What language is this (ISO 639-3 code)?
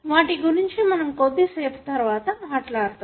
tel